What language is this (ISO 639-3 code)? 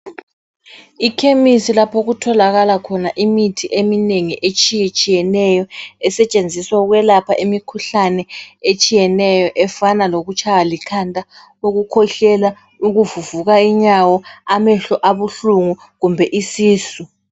nde